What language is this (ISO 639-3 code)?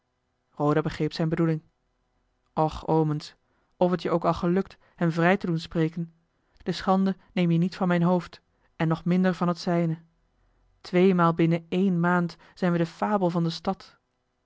nld